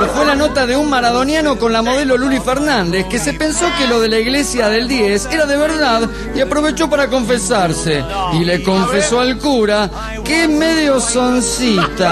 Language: Spanish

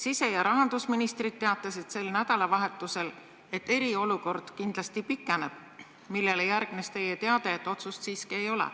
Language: Estonian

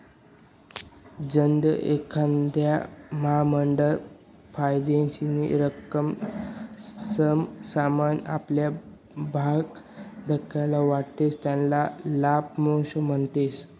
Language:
Marathi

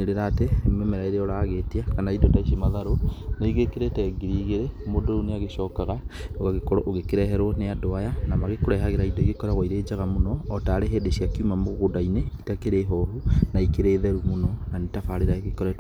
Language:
Kikuyu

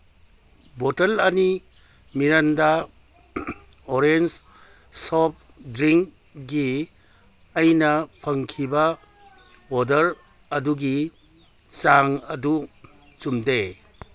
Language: Manipuri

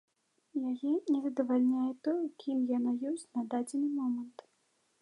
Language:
Belarusian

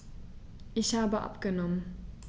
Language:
German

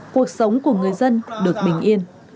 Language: Vietnamese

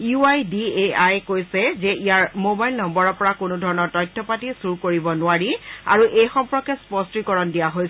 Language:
Assamese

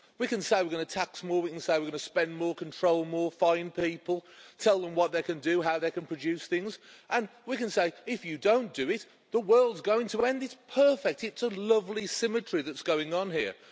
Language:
English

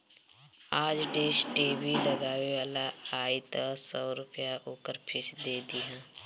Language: Bhojpuri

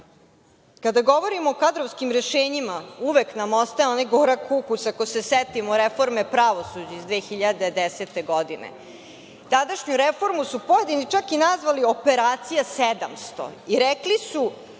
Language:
Serbian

